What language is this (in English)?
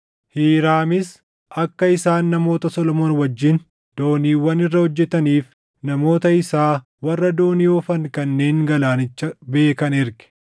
Oromo